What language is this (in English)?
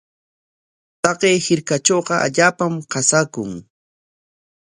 Corongo Ancash Quechua